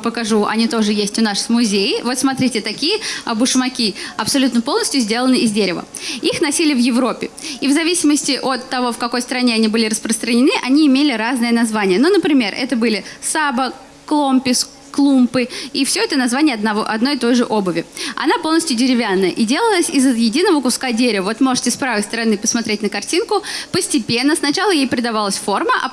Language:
Russian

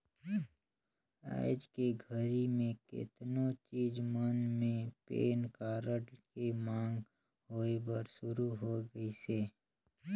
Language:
Chhattisgarhi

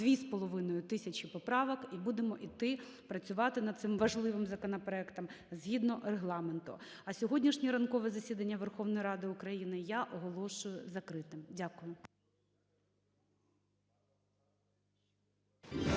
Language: Ukrainian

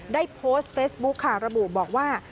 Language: Thai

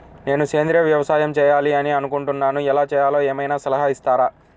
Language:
Telugu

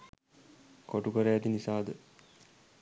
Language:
Sinhala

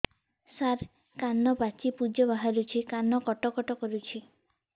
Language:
Odia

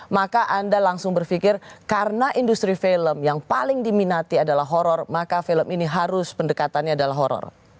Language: Indonesian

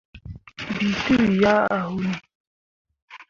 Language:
Mundang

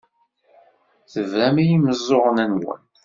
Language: Kabyle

